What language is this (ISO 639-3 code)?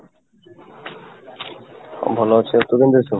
ori